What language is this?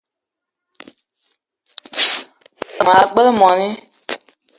Eton (Cameroon)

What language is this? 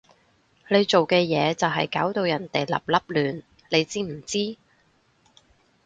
Cantonese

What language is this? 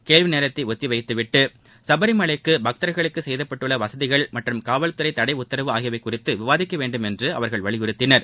Tamil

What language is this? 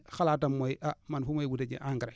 Wolof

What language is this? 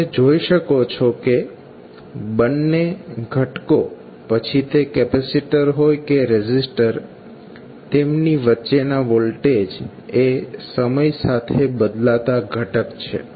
Gujarati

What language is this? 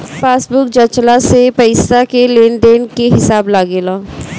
Bhojpuri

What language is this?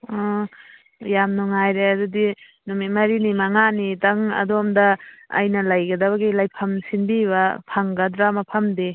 Manipuri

